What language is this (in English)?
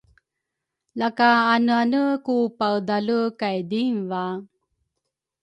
Rukai